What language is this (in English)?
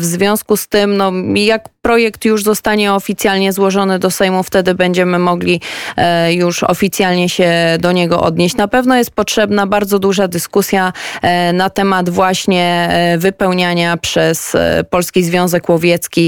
Polish